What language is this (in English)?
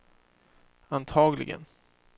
Swedish